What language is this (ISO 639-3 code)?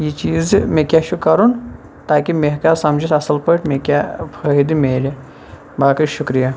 kas